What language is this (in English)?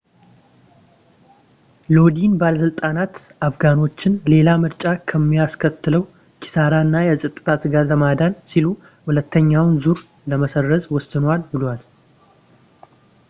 Amharic